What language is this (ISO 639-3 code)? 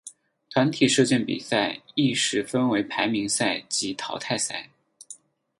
zho